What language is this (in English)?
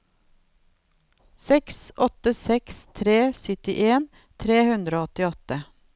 Norwegian